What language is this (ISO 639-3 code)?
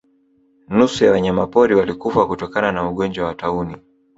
swa